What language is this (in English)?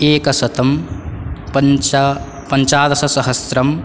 Sanskrit